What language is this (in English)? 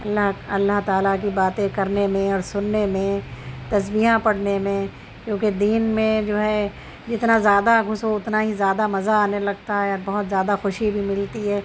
Urdu